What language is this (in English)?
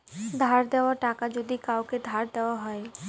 Bangla